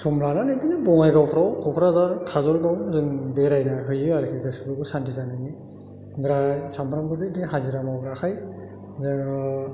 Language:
Bodo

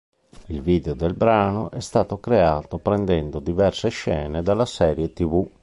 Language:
Italian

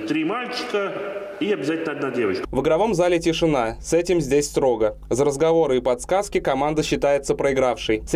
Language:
Russian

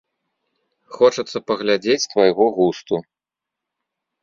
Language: Belarusian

